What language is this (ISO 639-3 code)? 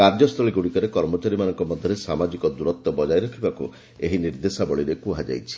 ori